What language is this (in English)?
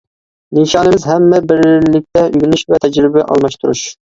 Uyghur